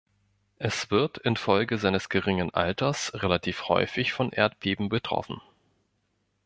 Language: German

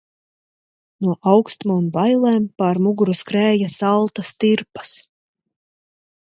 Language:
Latvian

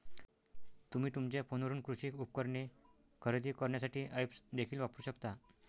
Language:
Marathi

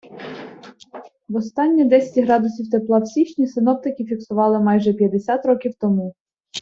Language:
Ukrainian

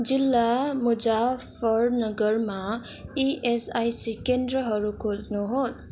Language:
Nepali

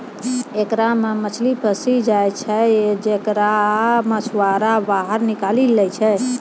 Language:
Maithili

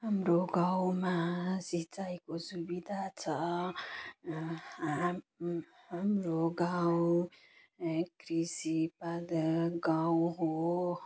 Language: Nepali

